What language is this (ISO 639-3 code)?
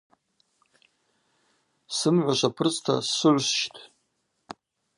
abq